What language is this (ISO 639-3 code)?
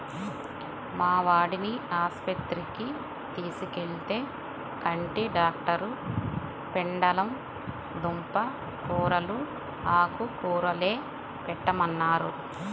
tel